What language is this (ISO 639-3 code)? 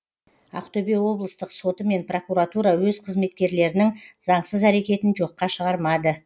kaz